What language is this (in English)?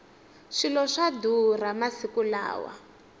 Tsonga